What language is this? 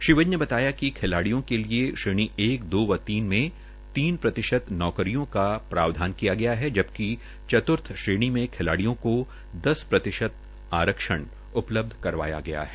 Hindi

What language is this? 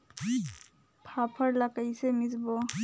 Chhattisgarhi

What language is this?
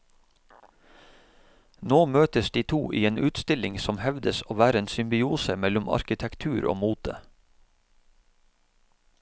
Norwegian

